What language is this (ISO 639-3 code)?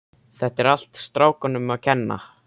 isl